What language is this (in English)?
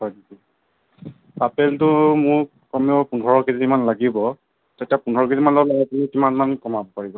Assamese